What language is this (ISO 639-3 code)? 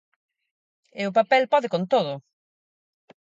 glg